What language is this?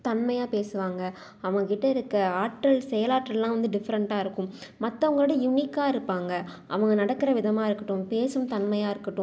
Tamil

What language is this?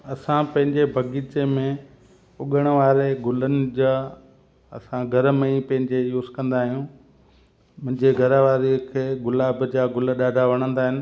Sindhi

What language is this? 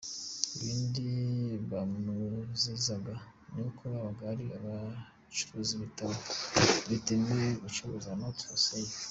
Kinyarwanda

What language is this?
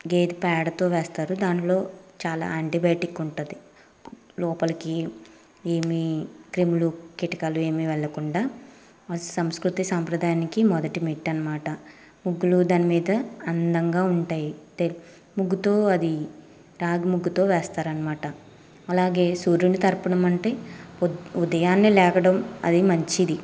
Telugu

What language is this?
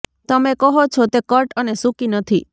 Gujarati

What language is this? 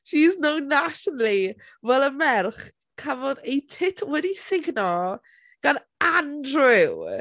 Welsh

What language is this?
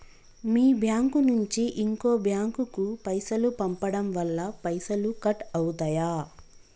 Telugu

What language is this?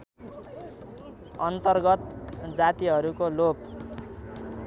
Nepali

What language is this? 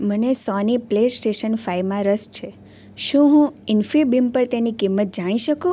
Gujarati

